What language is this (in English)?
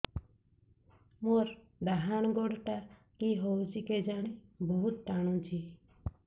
Odia